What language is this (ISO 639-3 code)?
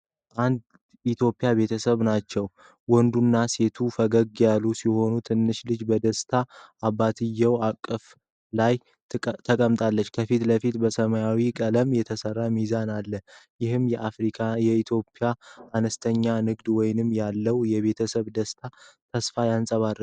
amh